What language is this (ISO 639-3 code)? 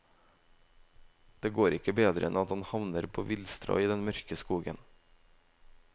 nor